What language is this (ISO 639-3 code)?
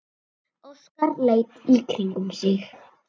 isl